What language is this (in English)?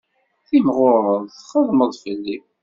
Kabyle